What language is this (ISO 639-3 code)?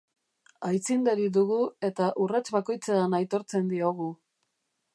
eus